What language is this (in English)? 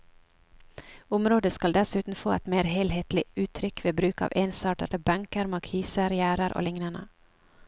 Norwegian